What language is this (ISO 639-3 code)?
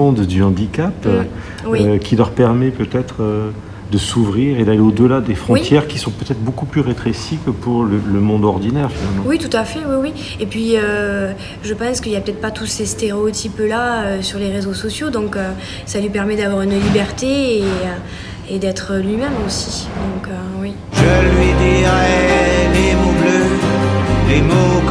fra